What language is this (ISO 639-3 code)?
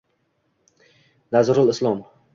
uzb